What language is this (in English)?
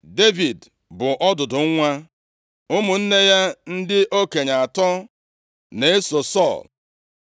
Igbo